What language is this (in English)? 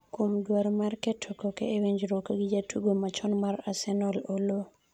Luo (Kenya and Tanzania)